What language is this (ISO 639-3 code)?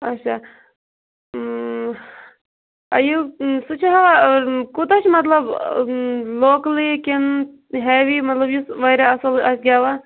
kas